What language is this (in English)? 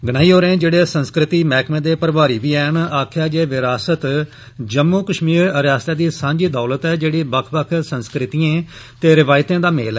Dogri